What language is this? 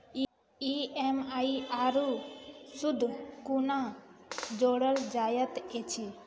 Maithili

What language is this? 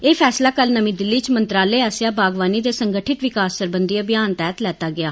Dogri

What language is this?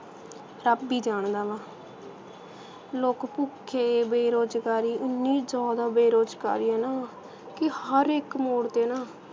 Punjabi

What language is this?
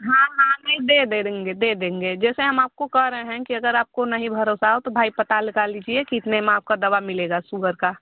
Hindi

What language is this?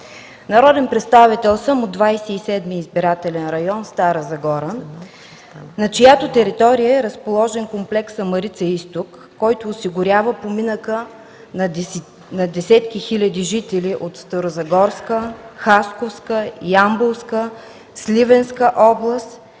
Bulgarian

